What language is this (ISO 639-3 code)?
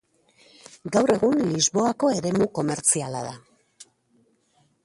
eus